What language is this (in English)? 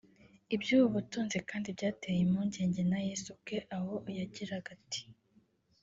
Kinyarwanda